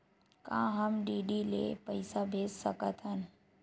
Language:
Chhattisgarhi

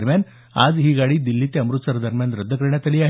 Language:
Marathi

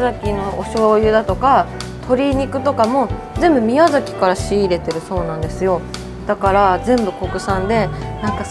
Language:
Japanese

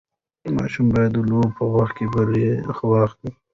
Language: Pashto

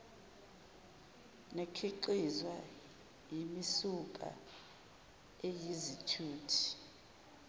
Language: Zulu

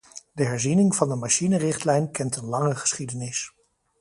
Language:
Dutch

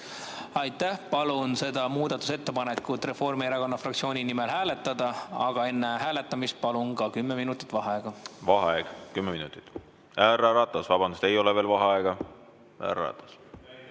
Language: Estonian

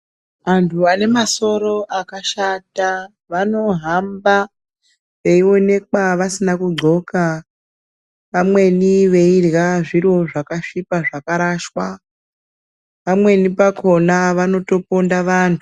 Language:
Ndau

